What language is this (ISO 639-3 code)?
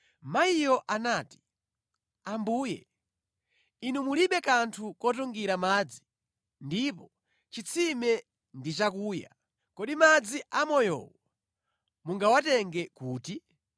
nya